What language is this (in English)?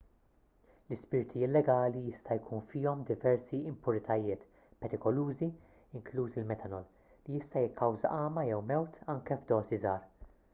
Maltese